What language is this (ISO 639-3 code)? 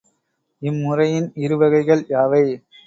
tam